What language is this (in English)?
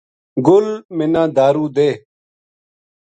Gujari